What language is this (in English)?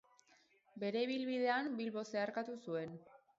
Basque